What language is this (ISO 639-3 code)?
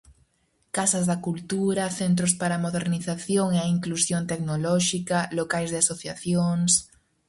glg